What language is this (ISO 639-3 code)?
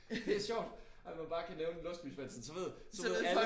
dan